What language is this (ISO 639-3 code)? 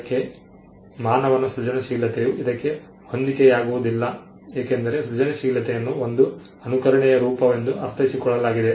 kan